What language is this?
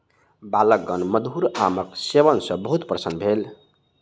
Maithili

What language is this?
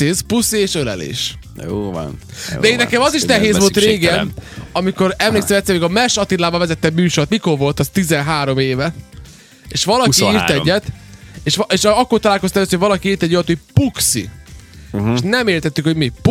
Hungarian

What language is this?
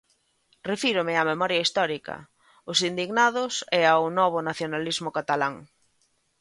Galician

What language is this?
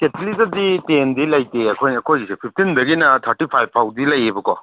Manipuri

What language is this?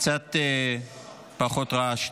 Hebrew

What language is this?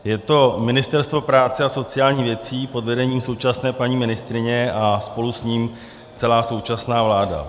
Czech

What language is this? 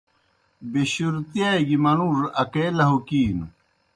Kohistani Shina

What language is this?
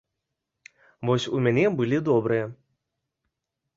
Belarusian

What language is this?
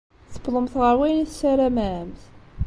Kabyle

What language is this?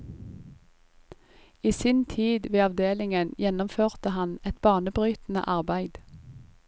Norwegian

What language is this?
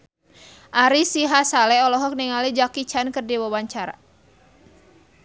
Sundanese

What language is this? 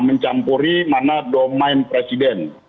Indonesian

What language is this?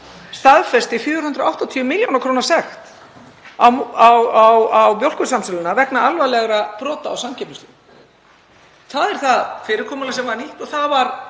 Icelandic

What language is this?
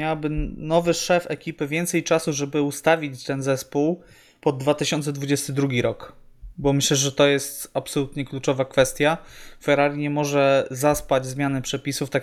Polish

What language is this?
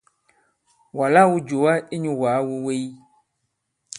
Bankon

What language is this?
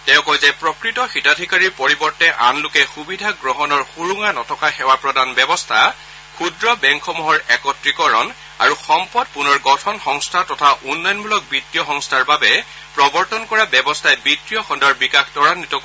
Assamese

